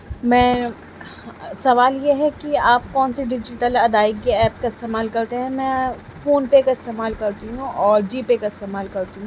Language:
Urdu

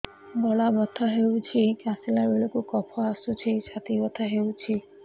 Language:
Odia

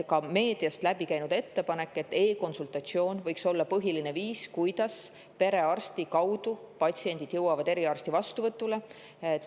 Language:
Estonian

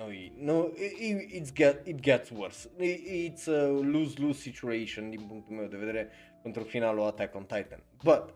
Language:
Romanian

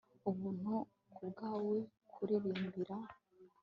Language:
Kinyarwanda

